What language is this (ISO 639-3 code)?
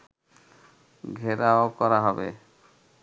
ben